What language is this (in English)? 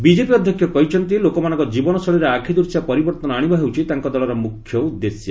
Odia